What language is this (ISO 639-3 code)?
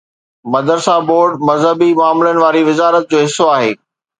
snd